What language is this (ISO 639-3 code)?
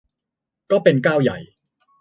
tha